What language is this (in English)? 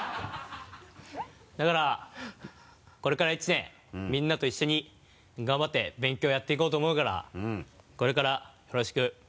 Japanese